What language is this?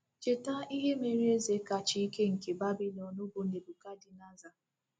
Igbo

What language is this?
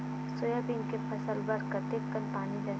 Chhattisgarhi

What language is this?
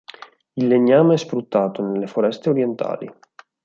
Italian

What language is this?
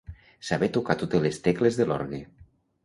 Catalan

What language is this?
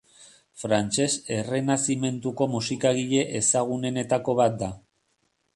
Basque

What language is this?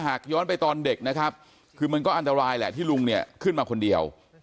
Thai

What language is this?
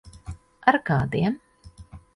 Latvian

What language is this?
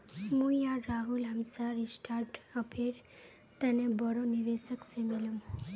Magahi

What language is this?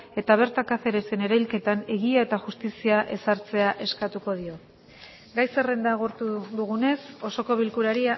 Basque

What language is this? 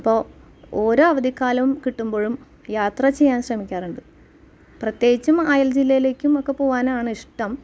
Malayalam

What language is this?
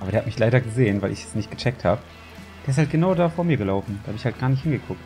German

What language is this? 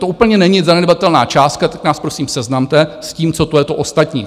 Czech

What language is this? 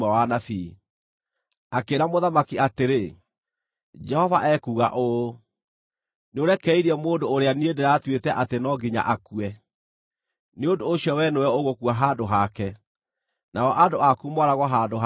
Kikuyu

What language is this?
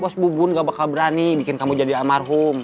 Indonesian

